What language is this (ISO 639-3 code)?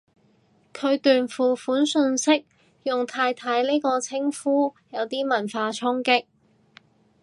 yue